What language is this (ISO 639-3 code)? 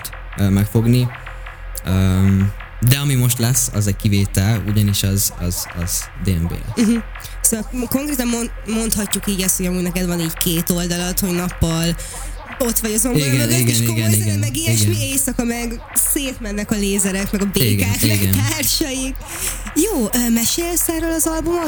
hun